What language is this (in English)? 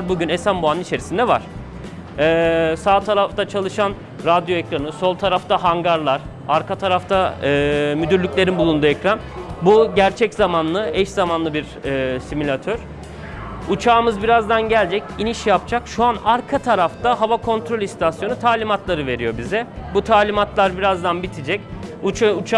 Turkish